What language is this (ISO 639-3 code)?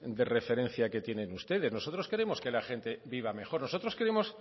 spa